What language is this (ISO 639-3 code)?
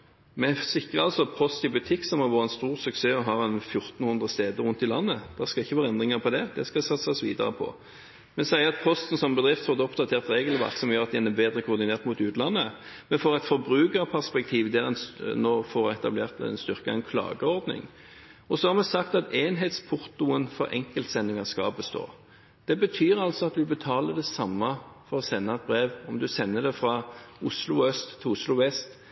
nob